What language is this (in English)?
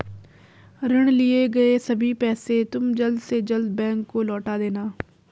Hindi